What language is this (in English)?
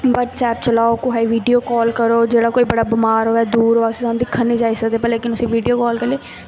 Dogri